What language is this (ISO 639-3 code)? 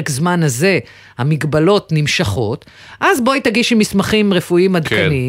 heb